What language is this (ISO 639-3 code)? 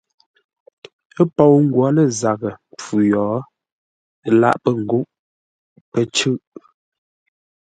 nla